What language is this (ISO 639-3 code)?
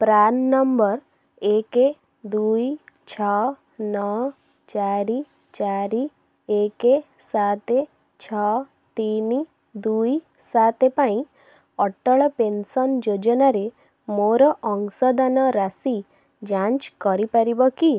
ori